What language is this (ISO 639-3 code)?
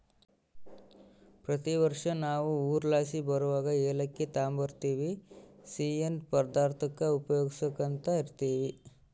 kan